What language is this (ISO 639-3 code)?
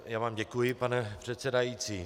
ces